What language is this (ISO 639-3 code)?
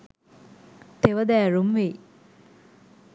sin